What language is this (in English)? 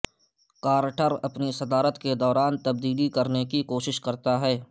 Urdu